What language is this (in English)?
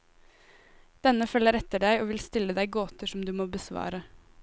Norwegian